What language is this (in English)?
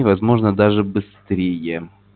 Russian